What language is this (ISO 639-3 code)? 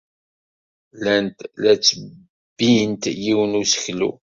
kab